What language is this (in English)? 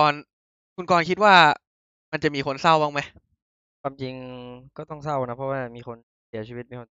Thai